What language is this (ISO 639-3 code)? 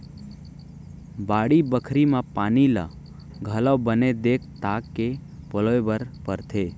hne